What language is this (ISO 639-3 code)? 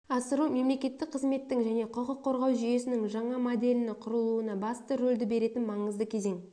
kaz